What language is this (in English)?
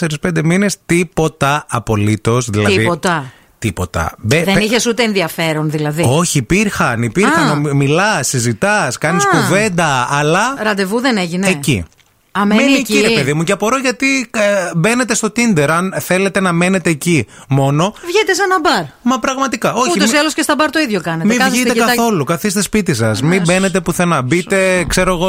Greek